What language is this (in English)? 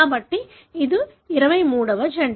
Telugu